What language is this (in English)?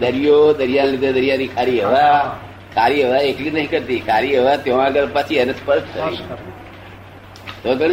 Gujarati